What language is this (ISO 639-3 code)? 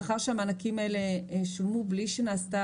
heb